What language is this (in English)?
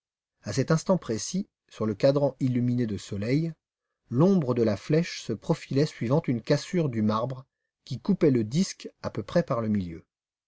French